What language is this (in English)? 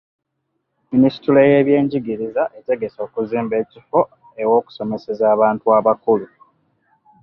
Ganda